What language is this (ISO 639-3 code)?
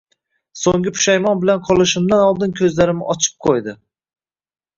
uzb